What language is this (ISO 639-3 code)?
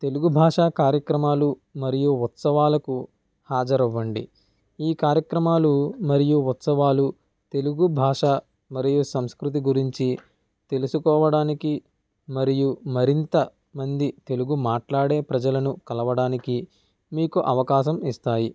tel